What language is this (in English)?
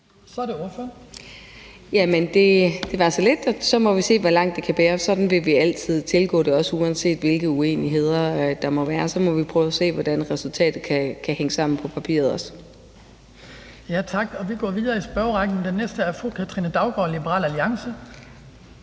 Danish